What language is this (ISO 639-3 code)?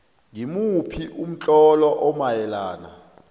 nbl